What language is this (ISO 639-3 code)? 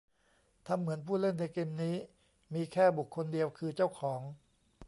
tha